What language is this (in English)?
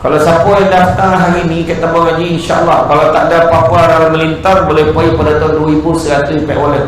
Malay